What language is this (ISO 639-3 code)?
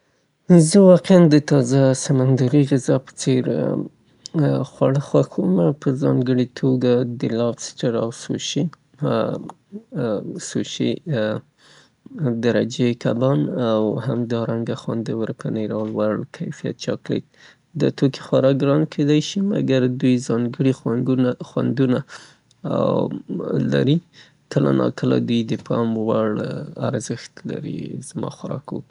pbt